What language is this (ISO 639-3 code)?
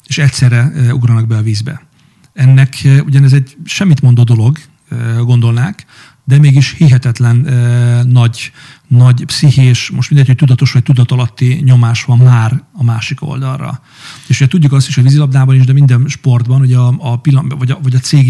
hun